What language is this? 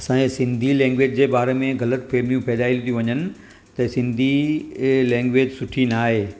Sindhi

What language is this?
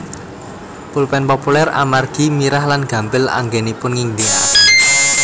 Javanese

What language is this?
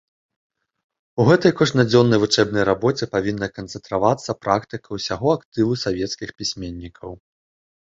Belarusian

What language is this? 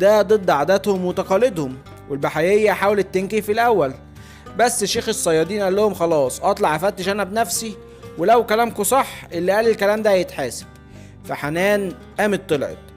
Arabic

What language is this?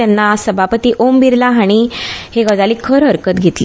Konkani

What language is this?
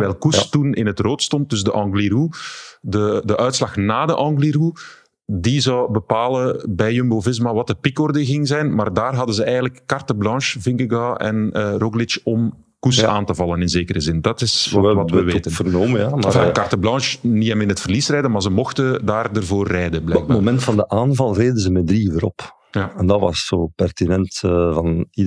Dutch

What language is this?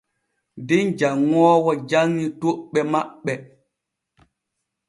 Borgu Fulfulde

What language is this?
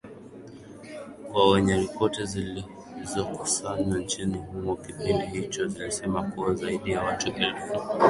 Swahili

